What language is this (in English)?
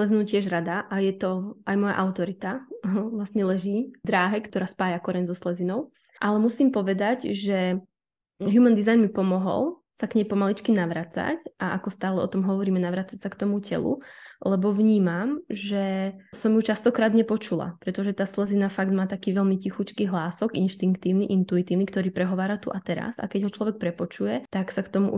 Czech